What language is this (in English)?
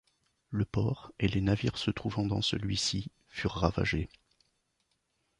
French